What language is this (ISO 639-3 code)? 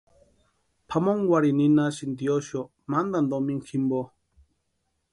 pua